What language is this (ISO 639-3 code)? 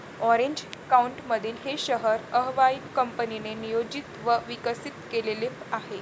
mar